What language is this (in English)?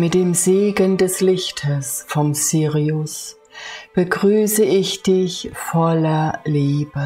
German